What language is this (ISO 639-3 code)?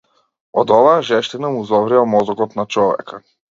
mkd